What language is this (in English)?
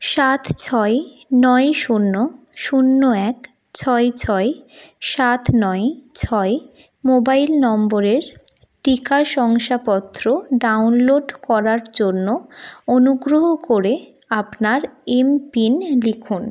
Bangla